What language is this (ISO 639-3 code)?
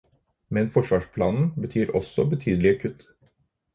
nob